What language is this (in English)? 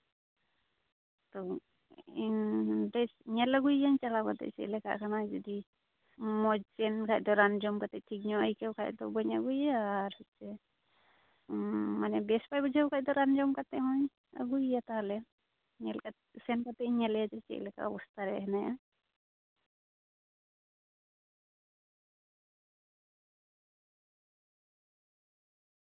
Santali